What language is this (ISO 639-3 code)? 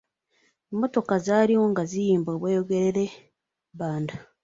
lug